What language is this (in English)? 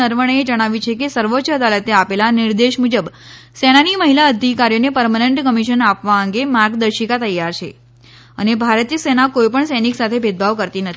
Gujarati